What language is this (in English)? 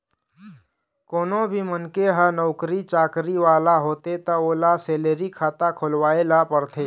Chhattisgarhi